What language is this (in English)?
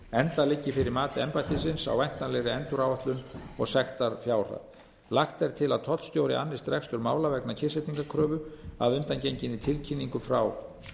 Icelandic